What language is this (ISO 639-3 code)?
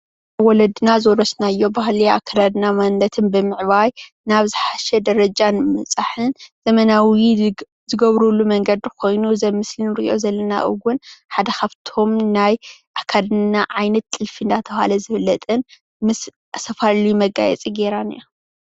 tir